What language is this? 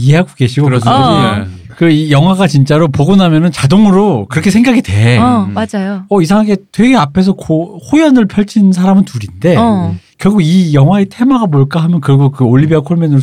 Korean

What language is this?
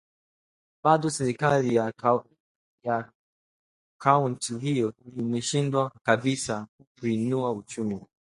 Swahili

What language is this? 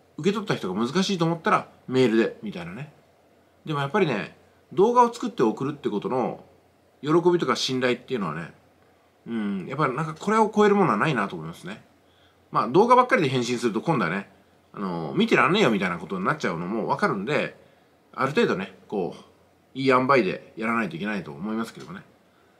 Japanese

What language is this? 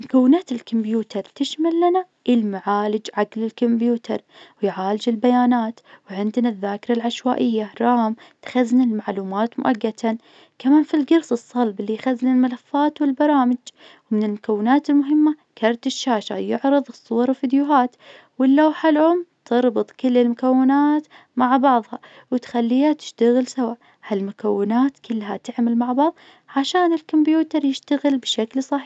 Najdi Arabic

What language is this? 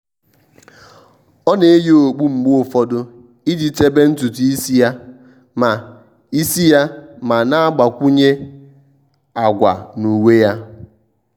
Igbo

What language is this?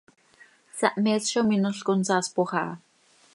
Seri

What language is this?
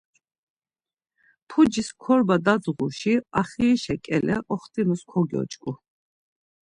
Laz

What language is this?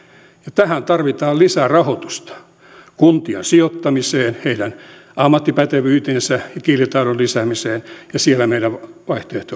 Finnish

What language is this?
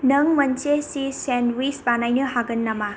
Bodo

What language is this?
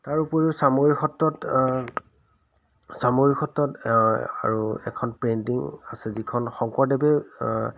Assamese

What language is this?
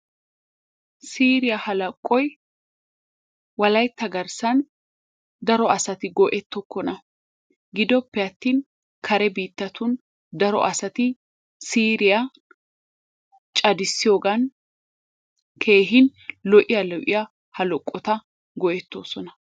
Wolaytta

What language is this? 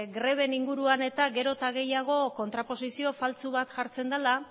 Basque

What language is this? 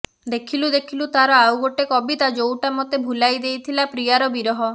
Odia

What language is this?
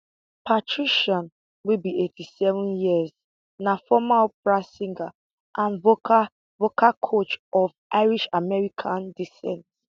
Nigerian Pidgin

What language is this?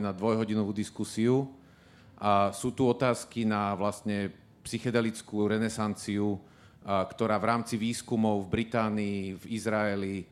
Slovak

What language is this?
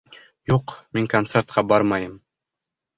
Bashkir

